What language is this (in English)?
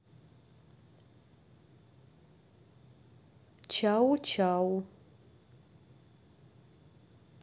Russian